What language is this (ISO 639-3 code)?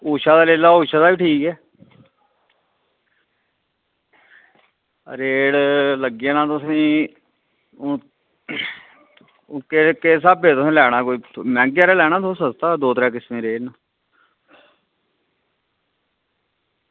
doi